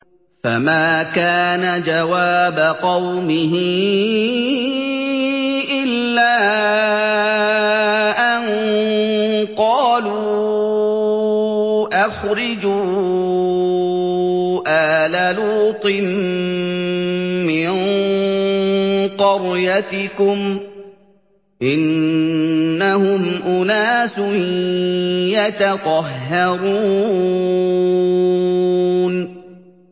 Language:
Arabic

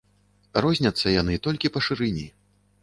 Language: Belarusian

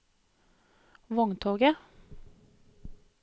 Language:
Norwegian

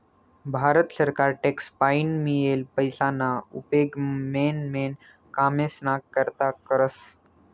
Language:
Marathi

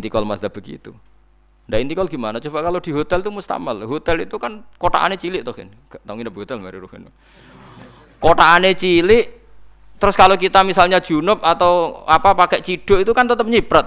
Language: Indonesian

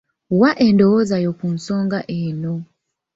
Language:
Ganda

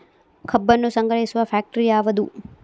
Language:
Kannada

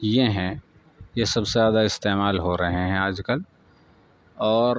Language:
Urdu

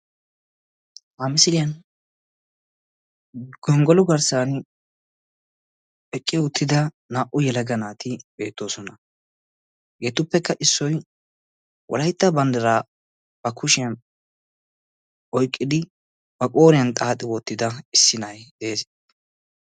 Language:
Wolaytta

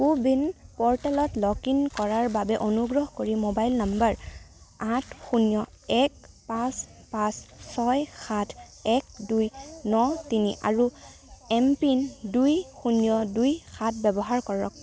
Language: Assamese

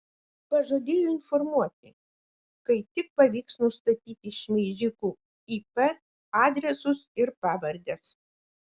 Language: Lithuanian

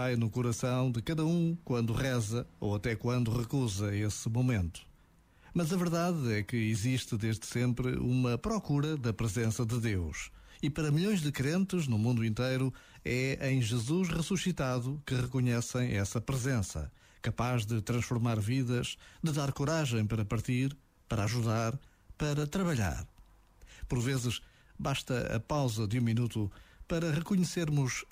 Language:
Portuguese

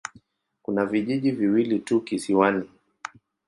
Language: Swahili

